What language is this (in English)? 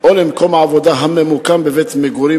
Hebrew